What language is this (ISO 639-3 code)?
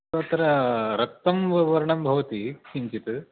san